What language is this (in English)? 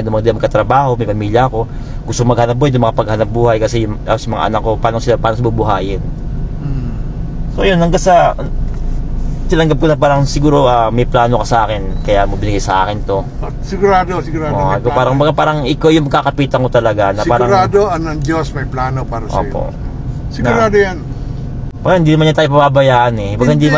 Filipino